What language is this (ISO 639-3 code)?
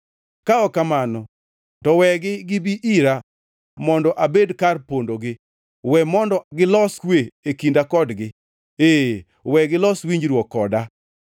luo